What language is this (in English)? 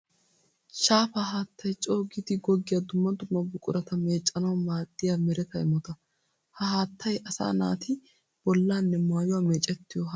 Wolaytta